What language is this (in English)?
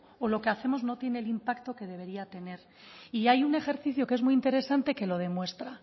Spanish